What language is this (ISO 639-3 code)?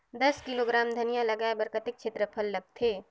hne